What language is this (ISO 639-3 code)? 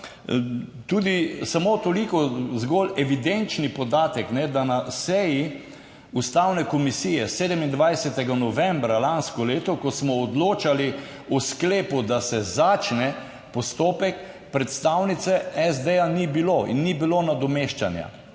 slv